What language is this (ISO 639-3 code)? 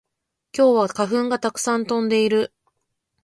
jpn